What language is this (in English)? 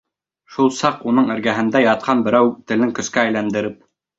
Bashkir